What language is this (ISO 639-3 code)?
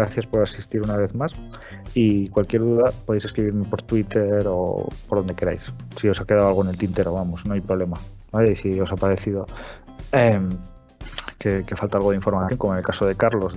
spa